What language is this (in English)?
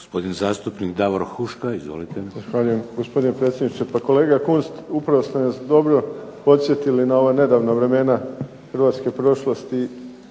Croatian